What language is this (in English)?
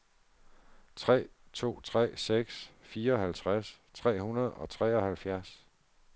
Danish